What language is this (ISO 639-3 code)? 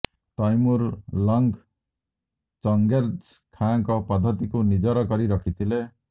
ori